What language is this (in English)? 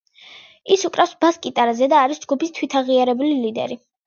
Georgian